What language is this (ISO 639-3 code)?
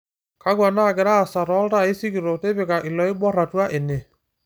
mas